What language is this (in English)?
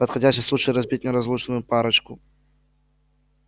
Russian